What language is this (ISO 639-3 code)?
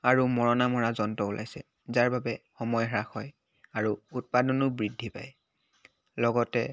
asm